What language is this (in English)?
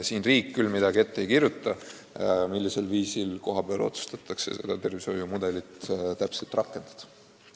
Estonian